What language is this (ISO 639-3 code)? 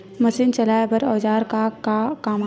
hne